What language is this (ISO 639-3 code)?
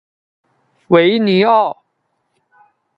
zho